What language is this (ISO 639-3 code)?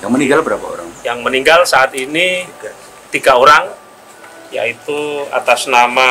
ind